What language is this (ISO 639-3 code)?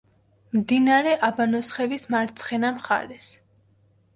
kat